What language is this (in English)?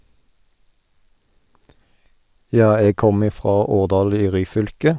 Norwegian